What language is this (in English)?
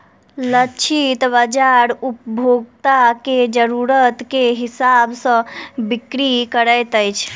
Maithili